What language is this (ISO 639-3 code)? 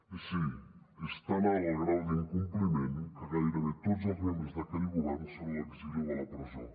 cat